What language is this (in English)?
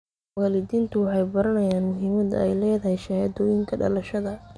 Somali